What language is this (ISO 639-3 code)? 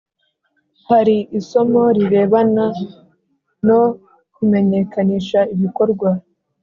kin